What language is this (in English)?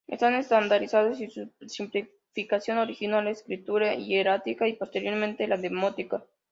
Spanish